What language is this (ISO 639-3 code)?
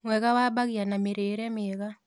kik